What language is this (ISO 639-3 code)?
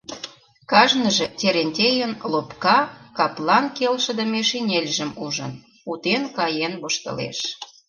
chm